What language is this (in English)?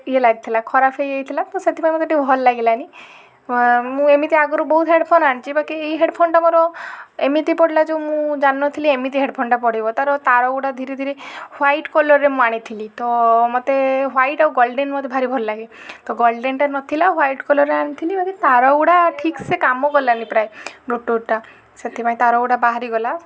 Odia